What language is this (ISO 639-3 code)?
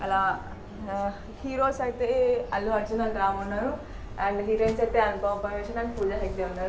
tel